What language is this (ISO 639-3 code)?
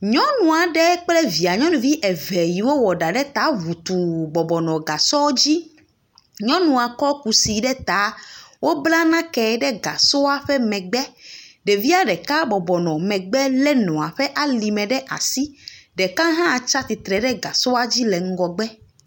ewe